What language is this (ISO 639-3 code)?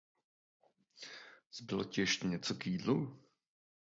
ces